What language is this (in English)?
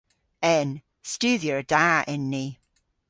Cornish